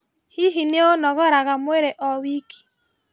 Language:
Kikuyu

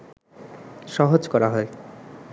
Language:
Bangla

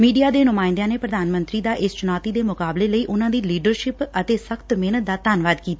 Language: Punjabi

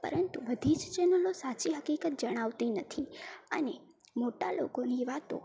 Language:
Gujarati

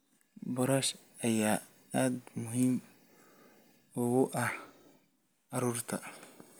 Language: Somali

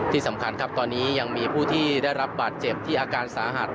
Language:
Thai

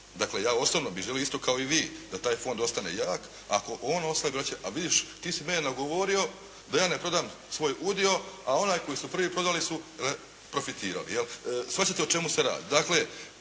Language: Croatian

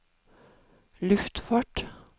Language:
Norwegian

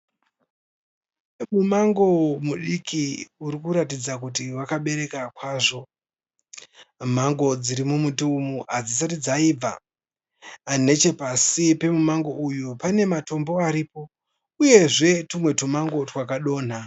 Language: Shona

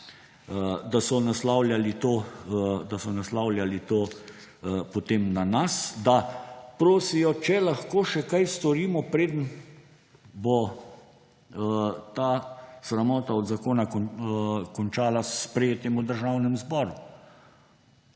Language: Slovenian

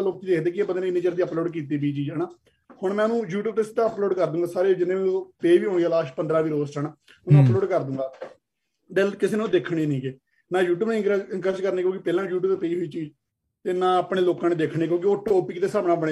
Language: Punjabi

